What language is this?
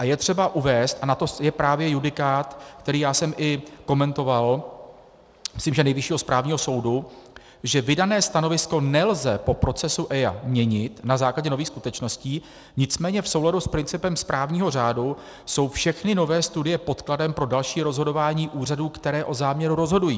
Czech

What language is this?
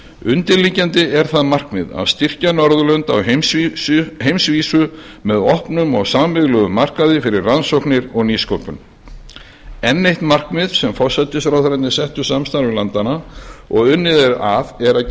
Icelandic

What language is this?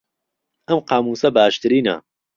Central Kurdish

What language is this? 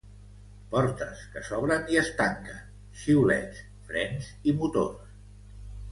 Catalan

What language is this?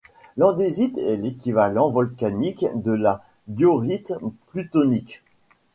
French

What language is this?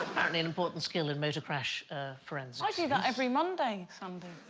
English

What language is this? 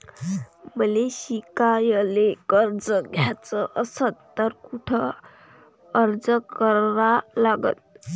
Marathi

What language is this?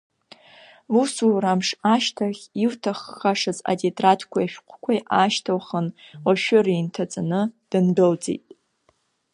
Abkhazian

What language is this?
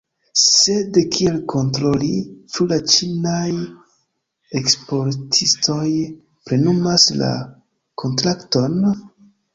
Esperanto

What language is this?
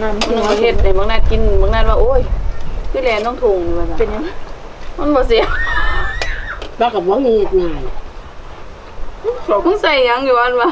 Thai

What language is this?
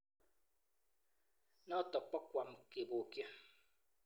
Kalenjin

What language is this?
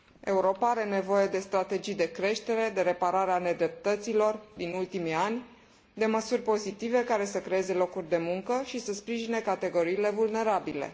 Romanian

